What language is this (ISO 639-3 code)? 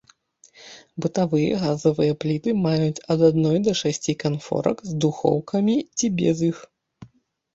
bel